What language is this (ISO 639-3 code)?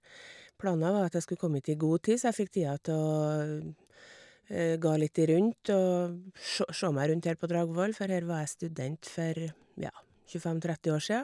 nor